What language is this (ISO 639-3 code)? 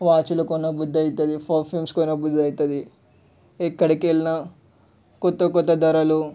tel